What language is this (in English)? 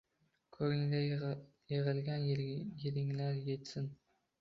Uzbek